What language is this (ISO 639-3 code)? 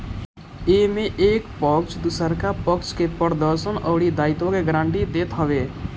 bho